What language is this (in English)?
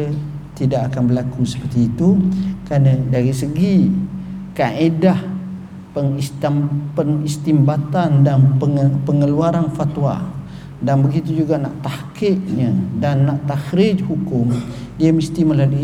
Malay